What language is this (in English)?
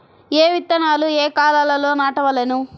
Telugu